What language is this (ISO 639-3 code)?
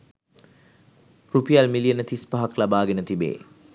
sin